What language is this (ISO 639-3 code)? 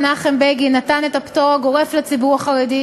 heb